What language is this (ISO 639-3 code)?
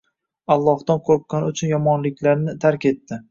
uzb